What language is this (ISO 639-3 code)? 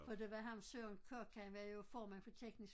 dan